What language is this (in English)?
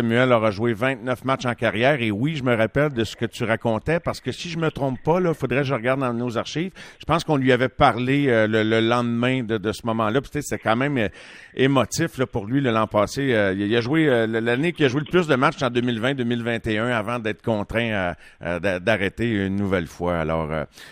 French